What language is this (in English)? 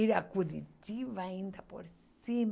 Portuguese